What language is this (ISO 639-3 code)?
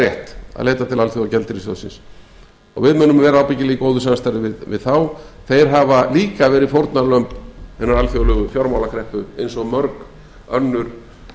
isl